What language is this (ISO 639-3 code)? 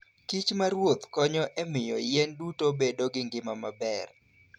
luo